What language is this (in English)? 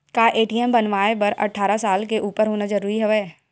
Chhattisgarhi